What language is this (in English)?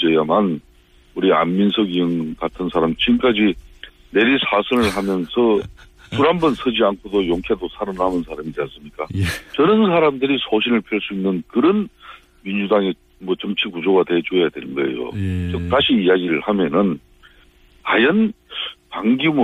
Korean